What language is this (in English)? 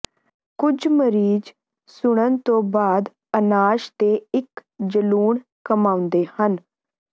Punjabi